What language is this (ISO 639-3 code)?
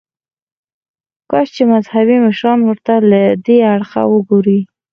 pus